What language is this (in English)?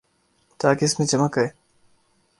Urdu